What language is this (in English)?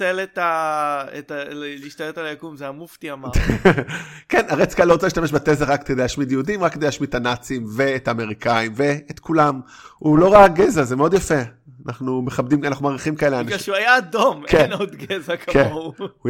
Hebrew